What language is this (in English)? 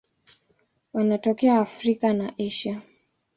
Swahili